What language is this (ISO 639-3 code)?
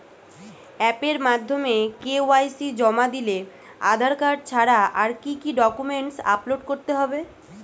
ben